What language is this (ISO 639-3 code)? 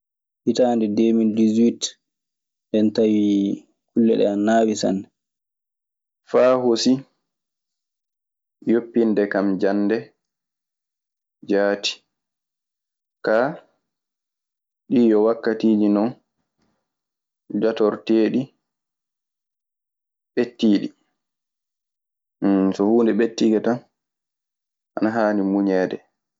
ffm